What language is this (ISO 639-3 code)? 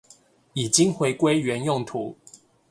zho